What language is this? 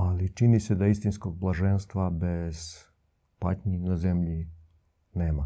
Croatian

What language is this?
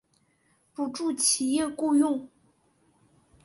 Chinese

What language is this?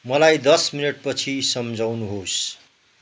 Nepali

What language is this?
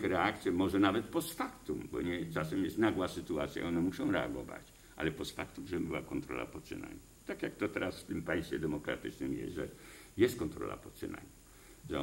Polish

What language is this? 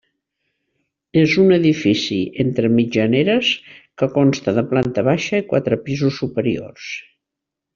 Catalan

